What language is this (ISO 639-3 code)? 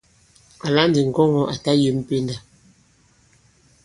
abb